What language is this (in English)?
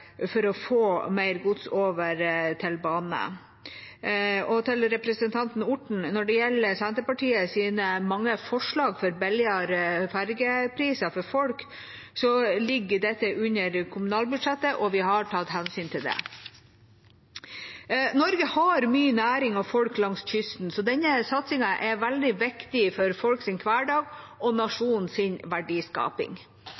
Norwegian Bokmål